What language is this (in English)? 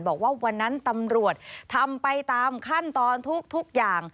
Thai